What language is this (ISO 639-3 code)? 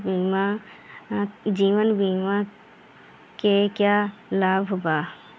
bho